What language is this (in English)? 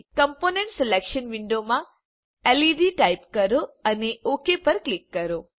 Gujarati